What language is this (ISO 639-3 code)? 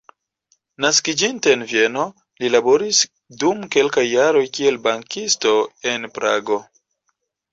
epo